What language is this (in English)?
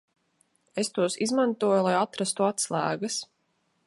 Latvian